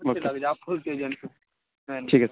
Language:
Urdu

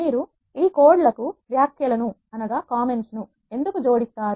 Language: Telugu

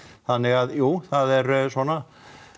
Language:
Icelandic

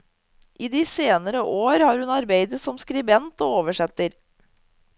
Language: Norwegian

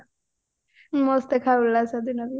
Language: Odia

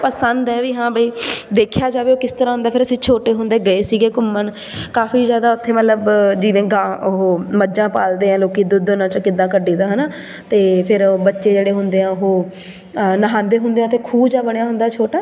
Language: Punjabi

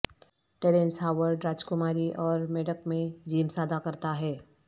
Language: Urdu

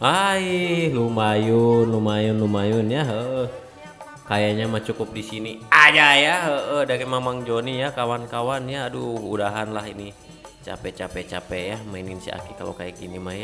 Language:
Indonesian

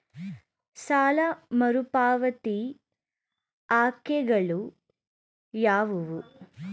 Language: Kannada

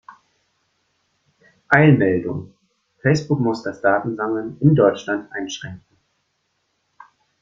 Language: German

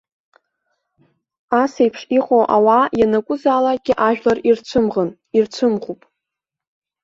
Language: Abkhazian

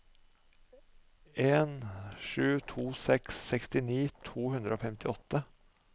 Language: Norwegian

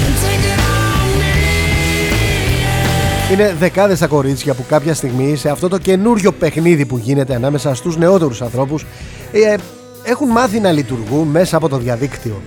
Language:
Greek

